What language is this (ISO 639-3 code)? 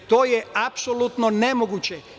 srp